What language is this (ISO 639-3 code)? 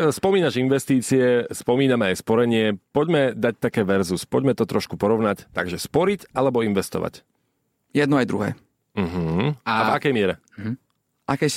slk